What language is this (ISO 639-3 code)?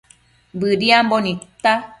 mcf